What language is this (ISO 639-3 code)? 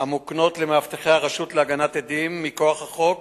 heb